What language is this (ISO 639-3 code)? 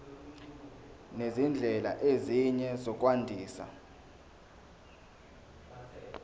zul